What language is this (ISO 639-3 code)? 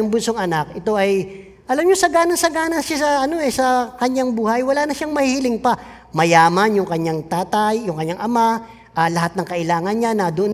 fil